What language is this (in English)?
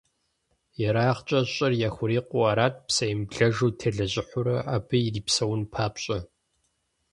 Kabardian